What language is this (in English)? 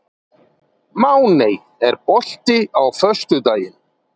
Icelandic